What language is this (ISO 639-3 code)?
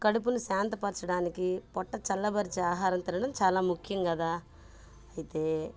tel